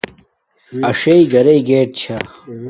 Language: Domaaki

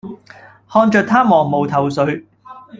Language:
Cantonese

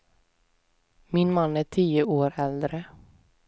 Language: Swedish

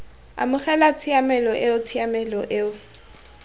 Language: Tswana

